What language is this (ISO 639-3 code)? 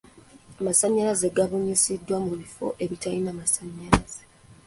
lug